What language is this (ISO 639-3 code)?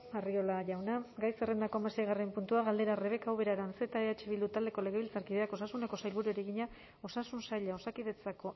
eus